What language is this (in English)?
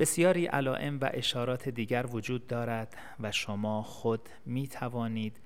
Persian